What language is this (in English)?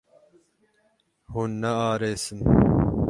Kurdish